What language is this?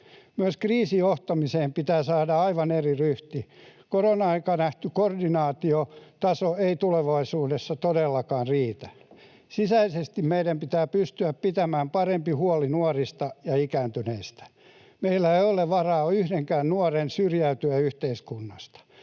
Finnish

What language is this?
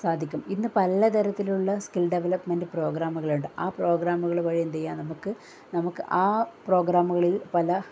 Malayalam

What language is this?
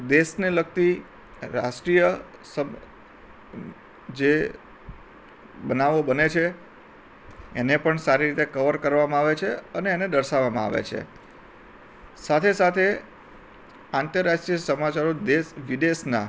Gujarati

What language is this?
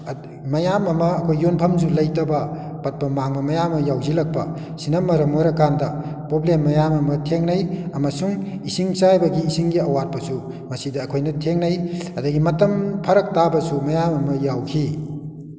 Manipuri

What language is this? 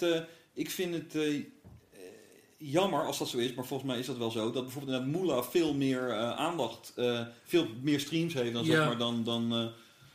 Dutch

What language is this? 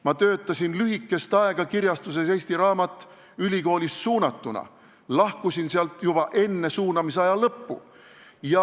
Estonian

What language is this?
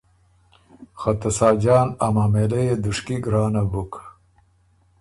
Ormuri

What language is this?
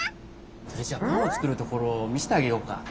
Japanese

